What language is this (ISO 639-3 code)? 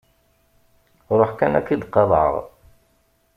kab